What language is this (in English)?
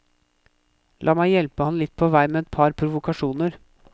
Norwegian